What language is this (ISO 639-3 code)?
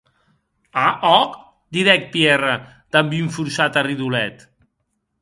oci